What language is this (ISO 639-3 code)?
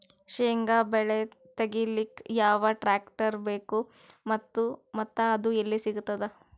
kan